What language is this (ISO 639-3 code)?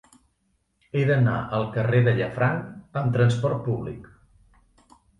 cat